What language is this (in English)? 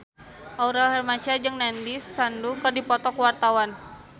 Sundanese